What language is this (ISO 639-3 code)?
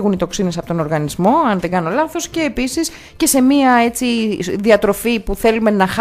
ell